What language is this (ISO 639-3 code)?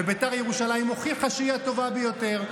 heb